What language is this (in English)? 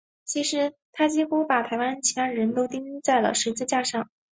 Chinese